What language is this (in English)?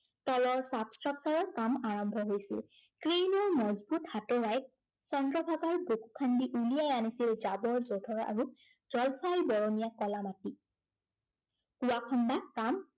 Assamese